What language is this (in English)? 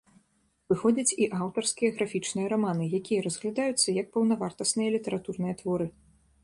Belarusian